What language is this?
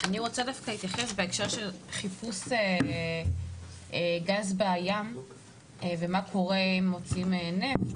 Hebrew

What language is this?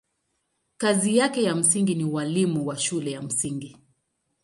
Swahili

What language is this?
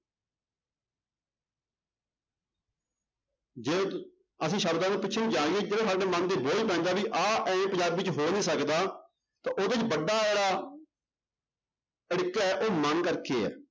Punjabi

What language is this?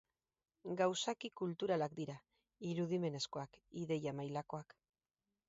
Basque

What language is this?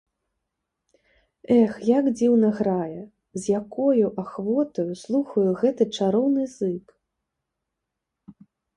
Belarusian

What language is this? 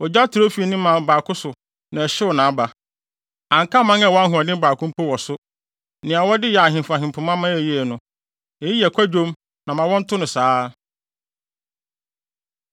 Akan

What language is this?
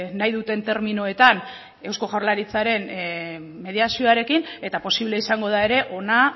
Basque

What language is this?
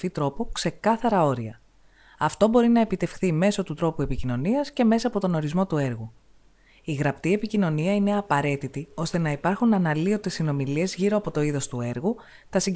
Greek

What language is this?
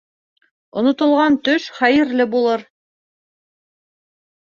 Bashkir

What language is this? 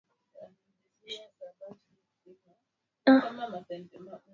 Swahili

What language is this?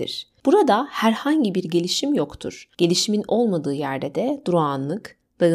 Turkish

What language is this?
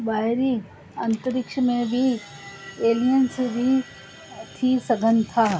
Sindhi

